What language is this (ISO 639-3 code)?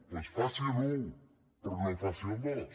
cat